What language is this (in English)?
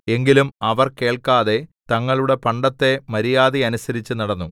Malayalam